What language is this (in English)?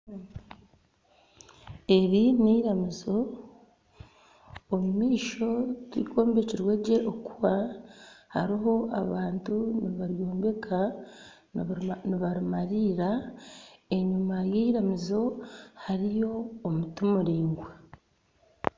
Nyankole